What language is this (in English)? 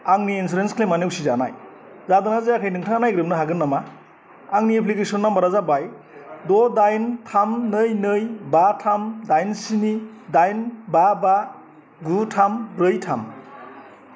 Bodo